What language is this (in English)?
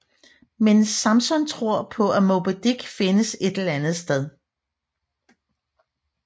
Danish